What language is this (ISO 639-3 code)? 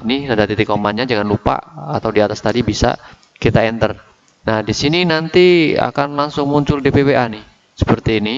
ind